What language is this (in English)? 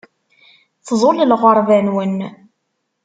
Kabyle